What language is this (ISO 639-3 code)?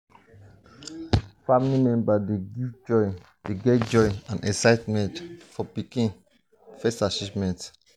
pcm